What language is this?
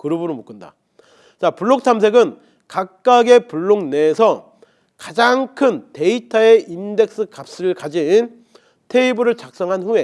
Korean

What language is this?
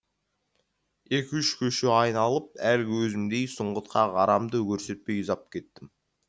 Kazakh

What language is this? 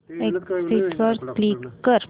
Marathi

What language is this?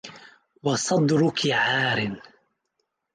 Arabic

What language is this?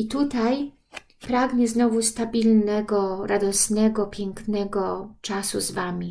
Polish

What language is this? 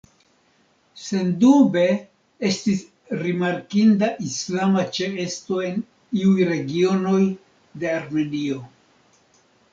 Esperanto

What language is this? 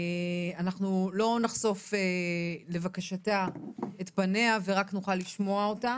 Hebrew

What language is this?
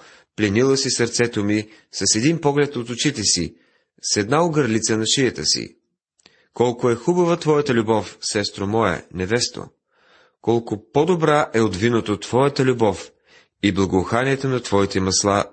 Bulgarian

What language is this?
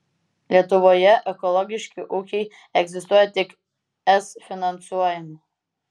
Lithuanian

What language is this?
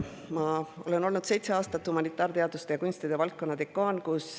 Estonian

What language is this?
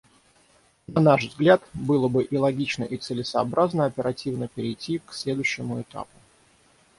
Russian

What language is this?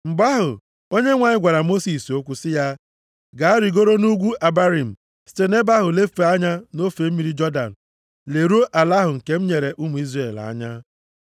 Igbo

